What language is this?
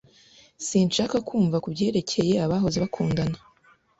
Kinyarwanda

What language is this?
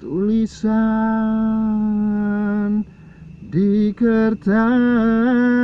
Indonesian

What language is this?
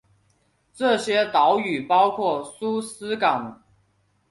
Chinese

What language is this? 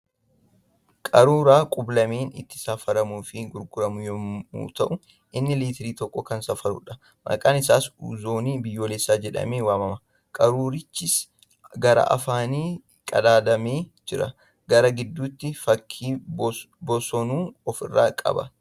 Oromo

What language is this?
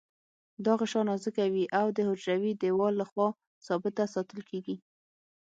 Pashto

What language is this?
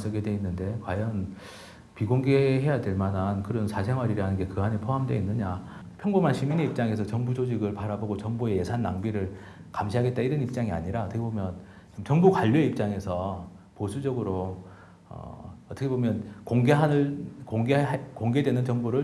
Korean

